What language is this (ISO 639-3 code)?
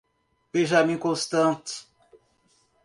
por